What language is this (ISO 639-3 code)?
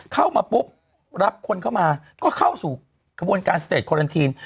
tha